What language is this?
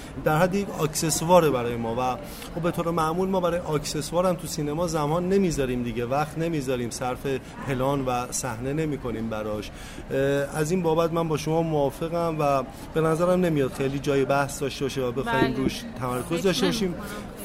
Persian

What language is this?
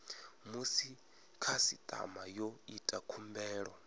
Venda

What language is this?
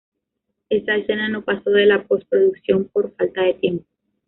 Spanish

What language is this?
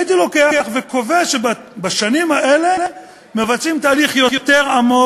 Hebrew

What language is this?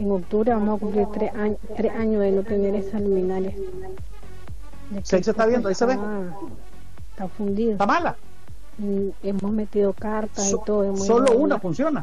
Spanish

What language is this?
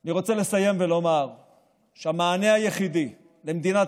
Hebrew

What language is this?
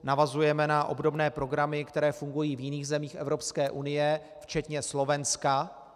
Czech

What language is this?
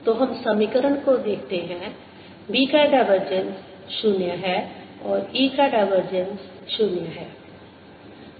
Hindi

